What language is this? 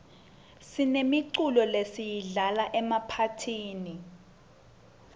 Swati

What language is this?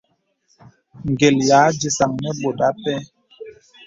Bebele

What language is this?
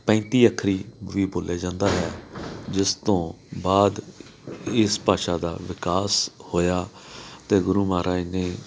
Punjabi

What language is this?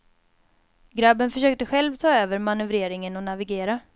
Swedish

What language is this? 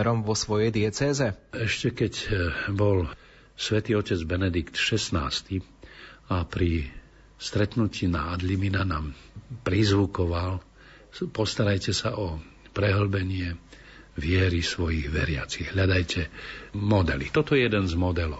Slovak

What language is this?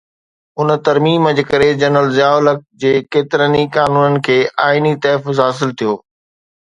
Sindhi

